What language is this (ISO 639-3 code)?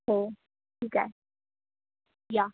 mar